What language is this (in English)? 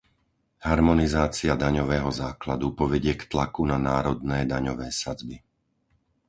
Slovak